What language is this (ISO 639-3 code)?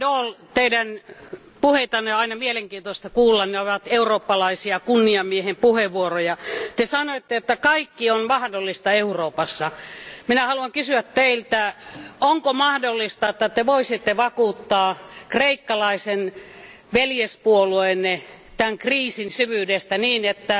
fin